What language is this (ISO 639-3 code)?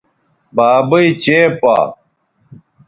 btv